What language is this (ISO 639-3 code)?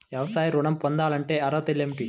tel